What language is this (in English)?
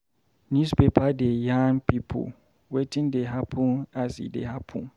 Nigerian Pidgin